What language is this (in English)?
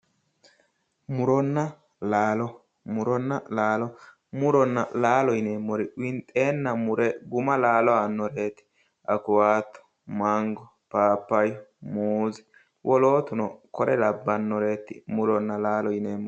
Sidamo